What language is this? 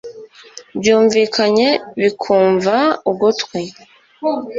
Kinyarwanda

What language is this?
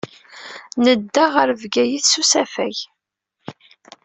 Kabyle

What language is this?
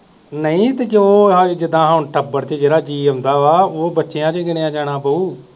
Punjabi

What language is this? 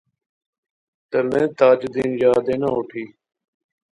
Pahari-Potwari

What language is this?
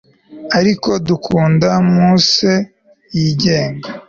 Kinyarwanda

